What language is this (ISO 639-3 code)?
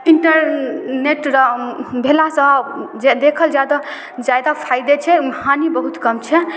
mai